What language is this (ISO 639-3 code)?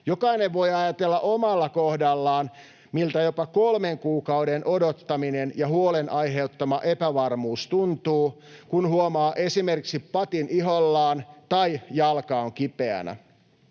fin